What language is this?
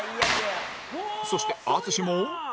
Japanese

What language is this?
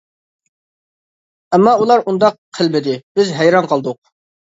Uyghur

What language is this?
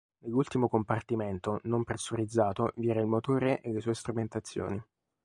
Italian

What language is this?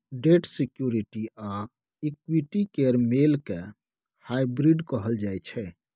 Maithili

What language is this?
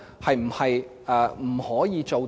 Cantonese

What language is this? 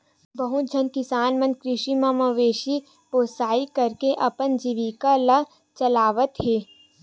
Chhattisgarhi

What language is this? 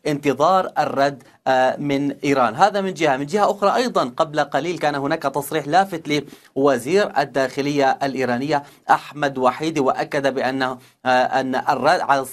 Arabic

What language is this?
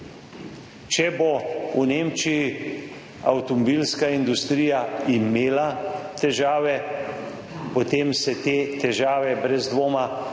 Slovenian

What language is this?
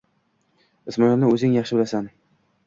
Uzbek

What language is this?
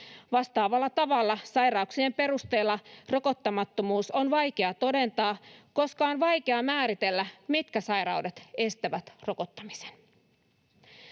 Finnish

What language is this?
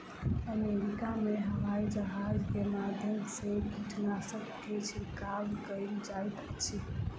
Maithili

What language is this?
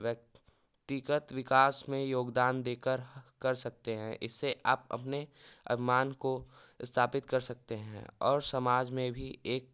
Hindi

